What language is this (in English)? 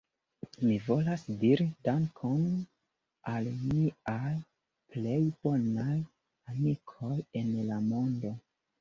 Esperanto